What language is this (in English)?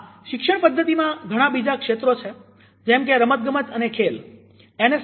Gujarati